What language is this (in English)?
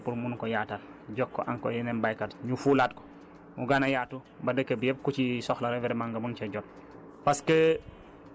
Wolof